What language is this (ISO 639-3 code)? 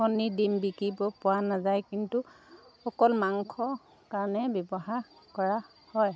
asm